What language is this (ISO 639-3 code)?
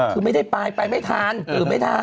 tha